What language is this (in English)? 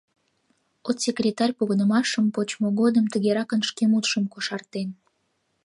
Mari